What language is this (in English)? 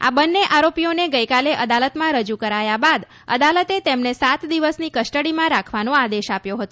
Gujarati